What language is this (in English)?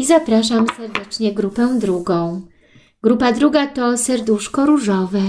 Polish